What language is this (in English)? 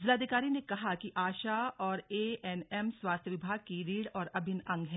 Hindi